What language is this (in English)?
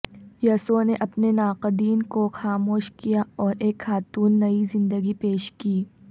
Urdu